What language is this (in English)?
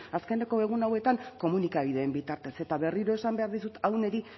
Basque